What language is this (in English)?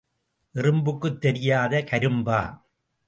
Tamil